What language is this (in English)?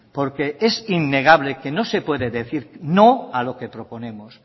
Spanish